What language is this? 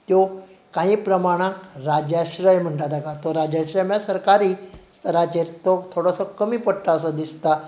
Konkani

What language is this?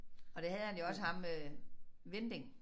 Danish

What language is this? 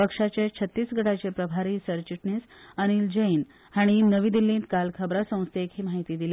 Konkani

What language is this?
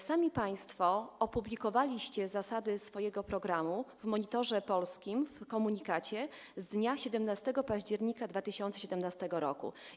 Polish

